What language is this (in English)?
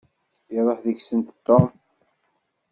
Kabyle